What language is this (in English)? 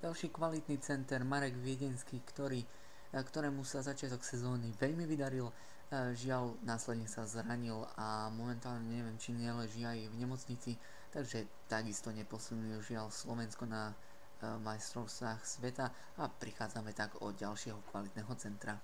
Slovak